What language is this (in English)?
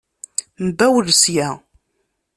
Kabyle